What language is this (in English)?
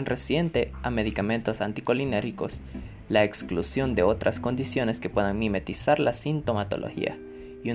Spanish